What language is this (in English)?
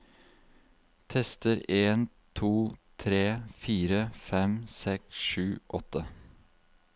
Norwegian